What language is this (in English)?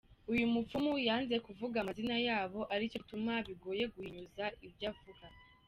Kinyarwanda